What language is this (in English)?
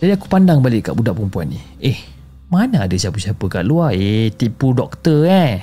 Malay